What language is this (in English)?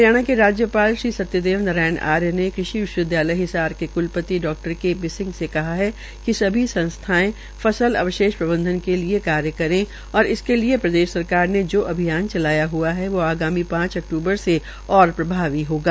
Hindi